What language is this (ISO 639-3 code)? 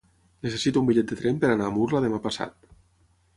cat